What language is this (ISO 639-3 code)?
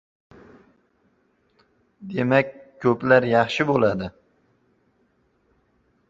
uzb